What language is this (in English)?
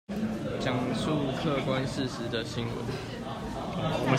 Chinese